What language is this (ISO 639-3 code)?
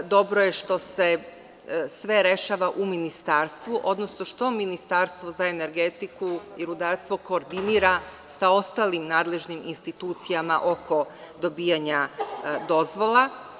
srp